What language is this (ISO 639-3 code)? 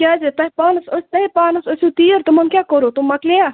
kas